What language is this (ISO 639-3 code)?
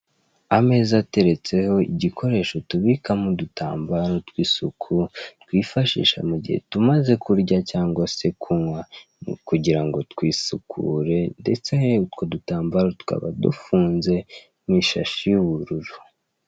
kin